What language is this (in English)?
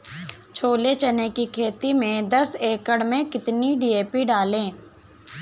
Hindi